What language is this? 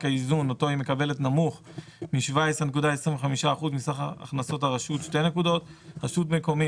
Hebrew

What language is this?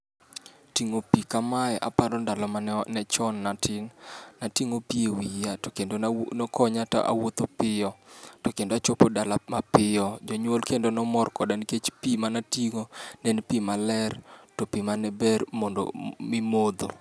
Luo (Kenya and Tanzania)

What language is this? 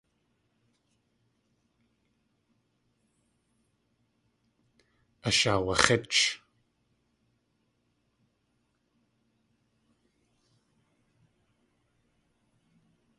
Tlingit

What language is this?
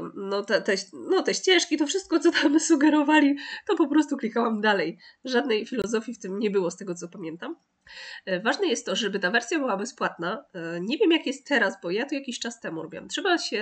Polish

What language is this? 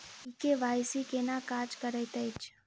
Maithili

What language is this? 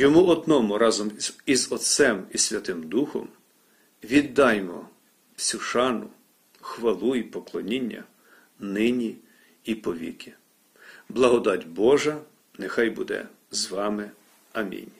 Ukrainian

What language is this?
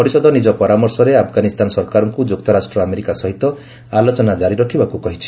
Odia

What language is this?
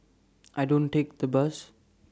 English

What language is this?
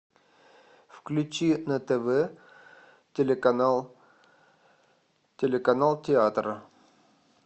Russian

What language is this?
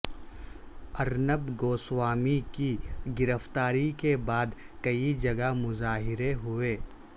Urdu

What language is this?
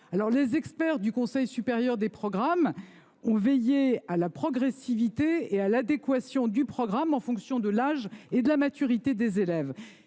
French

